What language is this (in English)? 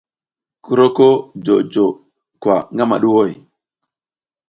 South Giziga